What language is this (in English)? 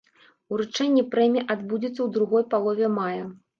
Belarusian